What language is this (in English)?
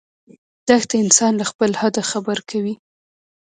Pashto